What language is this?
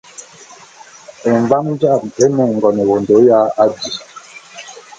Bulu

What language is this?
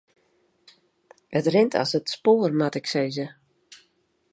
Western Frisian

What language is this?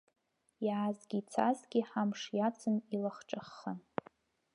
Abkhazian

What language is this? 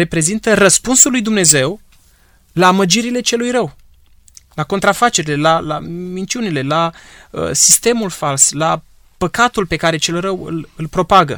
Romanian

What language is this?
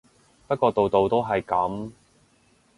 Cantonese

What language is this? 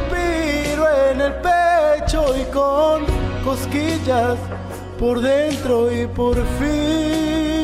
Spanish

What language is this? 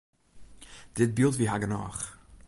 Western Frisian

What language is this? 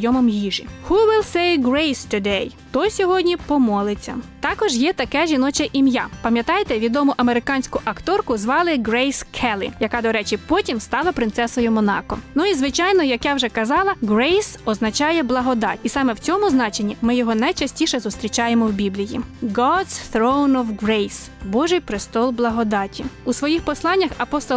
Ukrainian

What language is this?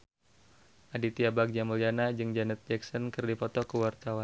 Sundanese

